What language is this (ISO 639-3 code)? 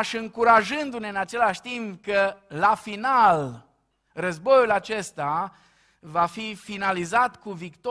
ron